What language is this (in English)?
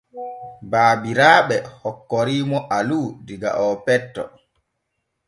Borgu Fulfulde